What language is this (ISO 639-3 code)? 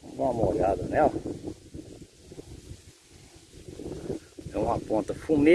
por